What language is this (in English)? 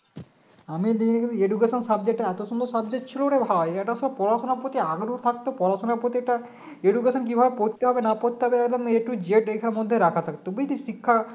Bangla